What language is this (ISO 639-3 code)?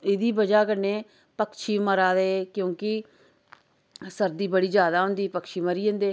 doi